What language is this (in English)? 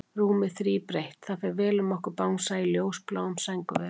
Icelandic